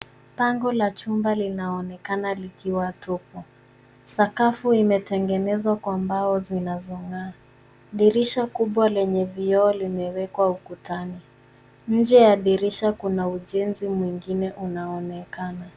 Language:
Swahili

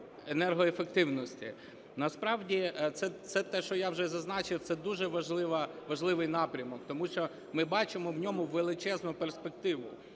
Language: Ukrainian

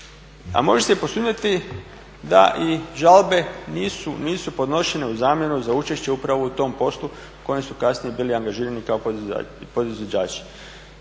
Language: Croatian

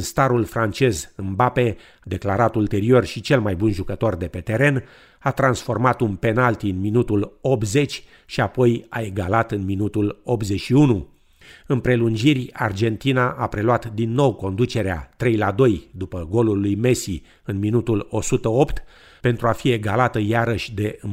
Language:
Romanian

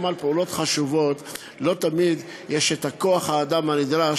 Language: Hebrew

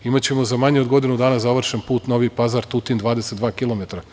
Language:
Serbian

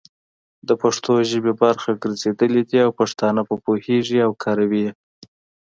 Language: Pashto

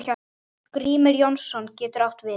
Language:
Icelandic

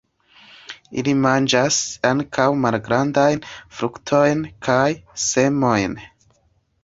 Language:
Esperanto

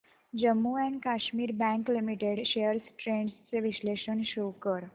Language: Marathi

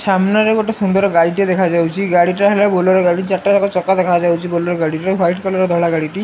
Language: Odia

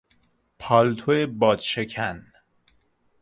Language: Persian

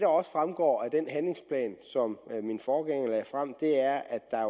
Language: Danish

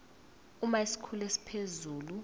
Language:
Zulu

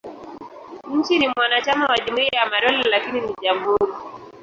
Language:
Swahili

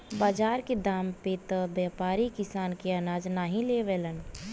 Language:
Bhojpuri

